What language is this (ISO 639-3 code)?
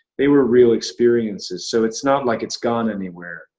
eng